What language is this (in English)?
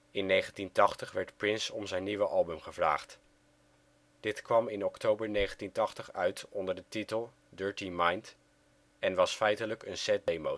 Dutch